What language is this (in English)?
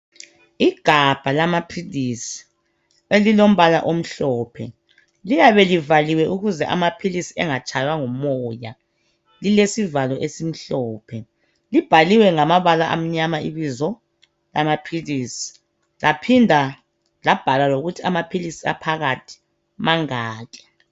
North Ndebele